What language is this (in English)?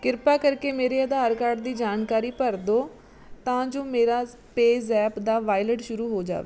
Punjabi